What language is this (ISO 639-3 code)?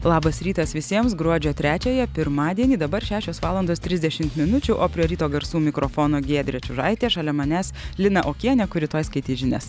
lit